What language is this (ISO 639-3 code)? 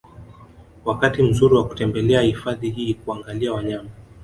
swa